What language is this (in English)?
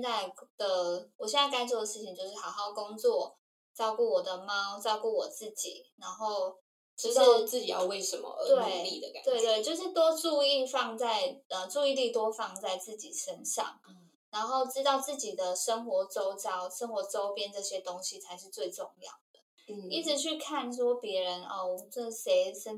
Chinese